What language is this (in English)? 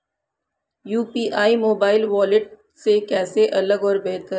Hindi